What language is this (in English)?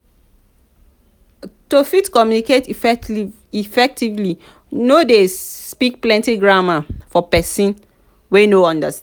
Nigerian Pidgin